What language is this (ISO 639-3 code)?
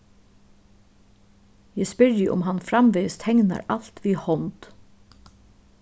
fao